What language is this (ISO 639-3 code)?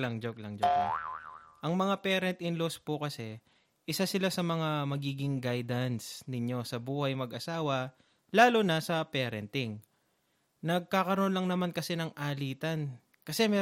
fil